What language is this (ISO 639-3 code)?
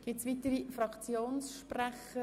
gsw